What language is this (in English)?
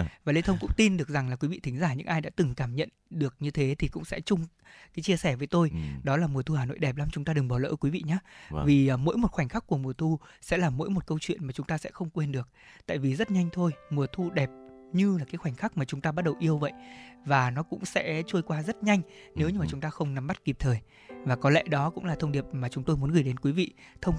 Vietnamese